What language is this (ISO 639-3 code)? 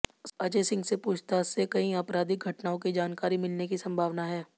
hin